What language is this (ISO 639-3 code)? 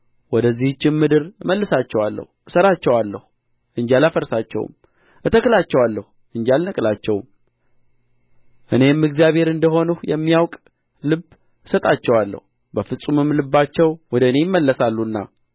amh